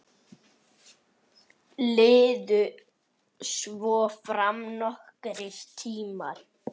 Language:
Icelandic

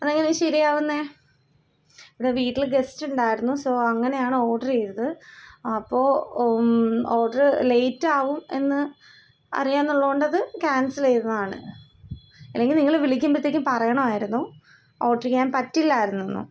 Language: Malayalam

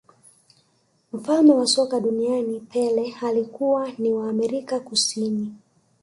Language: Swahili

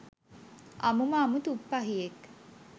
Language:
Sinhala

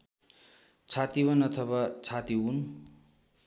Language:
Nepali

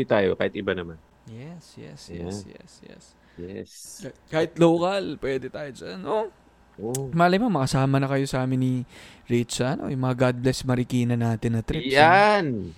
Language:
Filipino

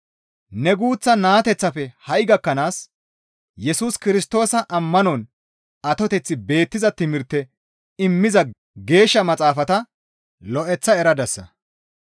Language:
Gamo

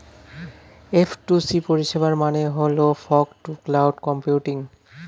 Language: Bangla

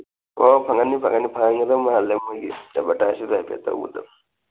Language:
Manipuri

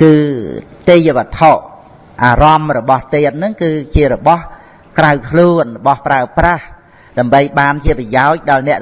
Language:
Vietnamese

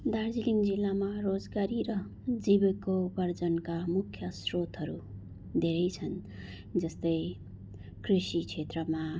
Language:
Nepali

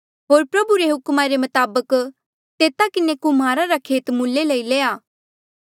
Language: Mandeali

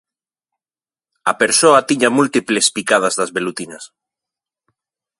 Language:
Galician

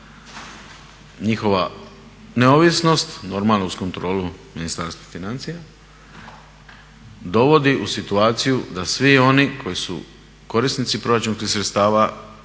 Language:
Croatian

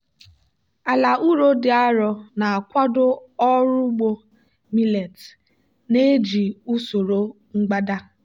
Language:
Igbo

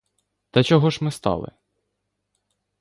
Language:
Ukrainian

